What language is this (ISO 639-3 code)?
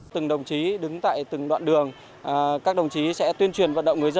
vie